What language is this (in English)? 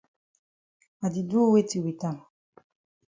Cameroon Pidgin